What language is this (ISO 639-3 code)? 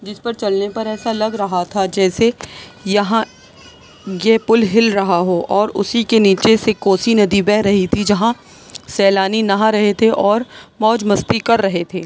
urd